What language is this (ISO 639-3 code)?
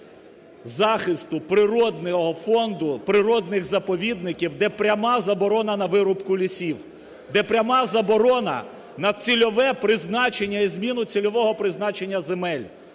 ukr